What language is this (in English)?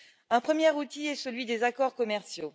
French